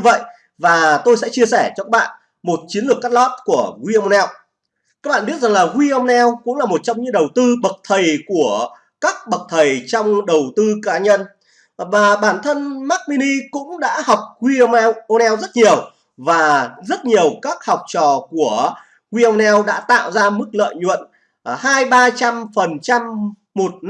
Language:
Vietnamese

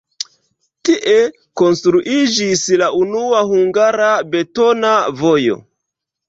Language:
Esperanto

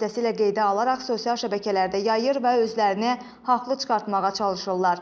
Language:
Azerbaijani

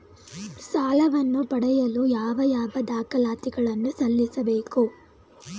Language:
Kannada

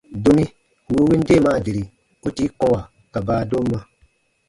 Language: Baatonum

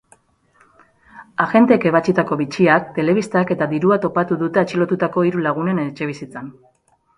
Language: Basque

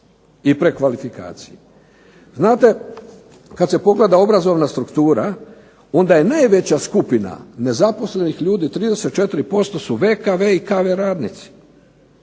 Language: Croatian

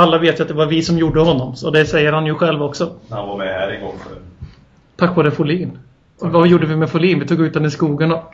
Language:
Swedish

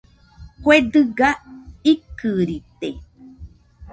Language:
Nüpode Huitoto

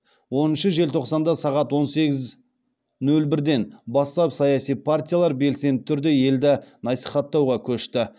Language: Kazakh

